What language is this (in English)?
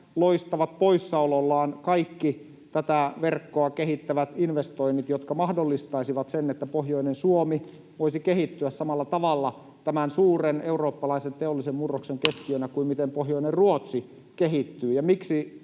Finnish